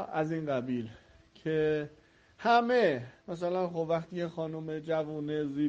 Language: Persian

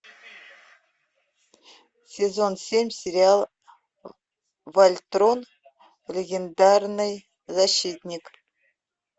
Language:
Russian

